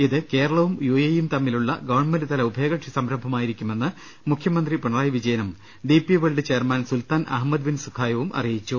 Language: Malayalam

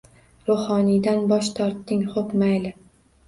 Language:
Uzbek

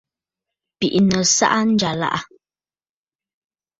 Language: Bafut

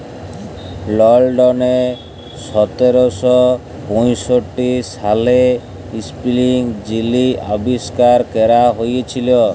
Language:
Bangla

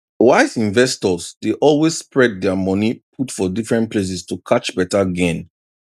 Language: Nigerian Pidgin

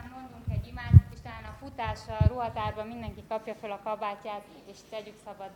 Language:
Hungarian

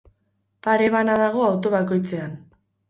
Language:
Basque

